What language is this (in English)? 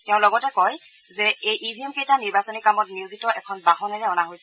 Assamese